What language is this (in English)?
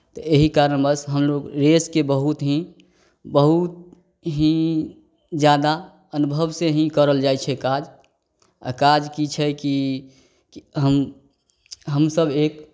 Maithili